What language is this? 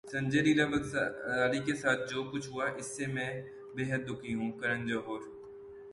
Urdu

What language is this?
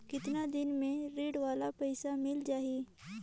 Chhattisgarhi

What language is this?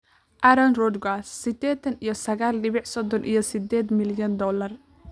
Somali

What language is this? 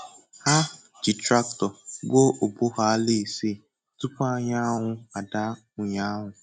Igbo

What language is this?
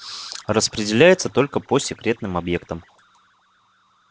Russian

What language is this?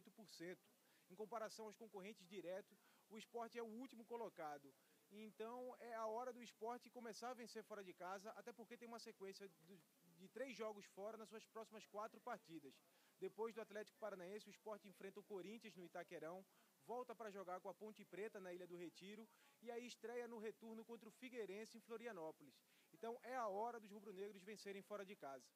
Portuguese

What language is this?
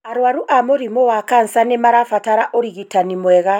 Kikuyu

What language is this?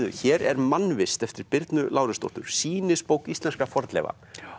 Icelandic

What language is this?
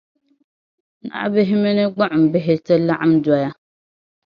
Dagbani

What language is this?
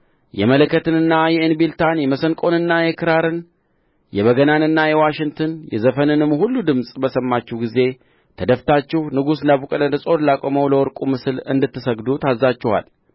Amharic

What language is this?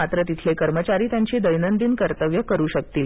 Marathi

